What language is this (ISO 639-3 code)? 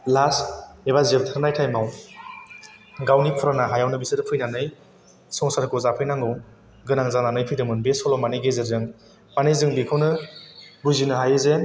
brx